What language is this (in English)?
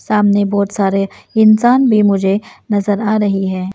Hindi